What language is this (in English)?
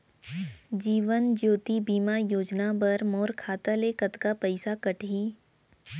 Chhattisgarhi